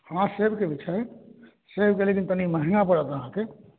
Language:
Maithili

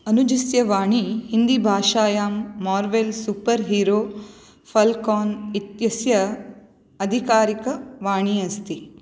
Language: Sanskrit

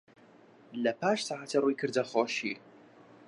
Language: Central Kurdish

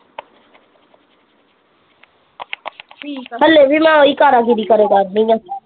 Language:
Punjabi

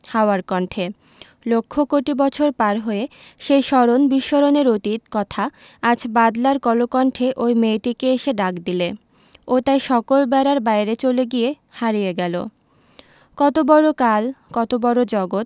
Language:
Bangla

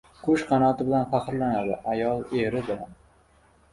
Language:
Uzbek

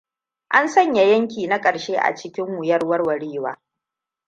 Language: Hausa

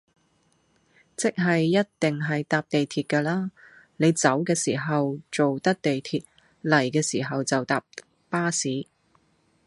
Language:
Cantonese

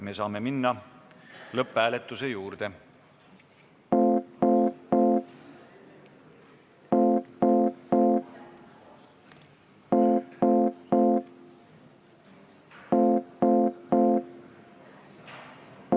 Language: Estonian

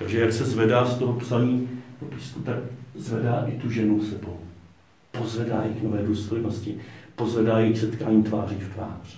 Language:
Czech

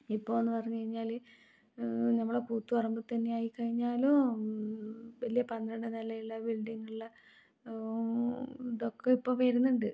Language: Malayalam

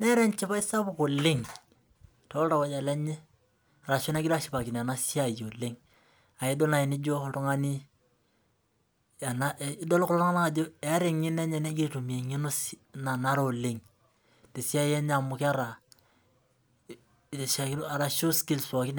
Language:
Masai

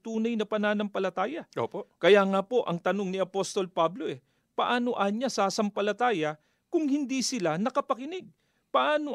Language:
Filipino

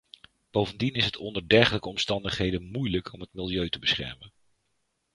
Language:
Dutch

